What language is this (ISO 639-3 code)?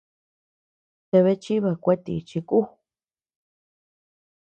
cux